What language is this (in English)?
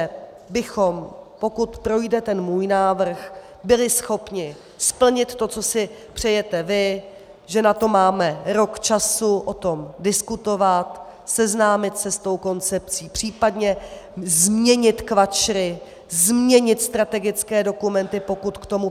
Czech